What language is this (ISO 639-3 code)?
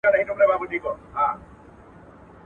pus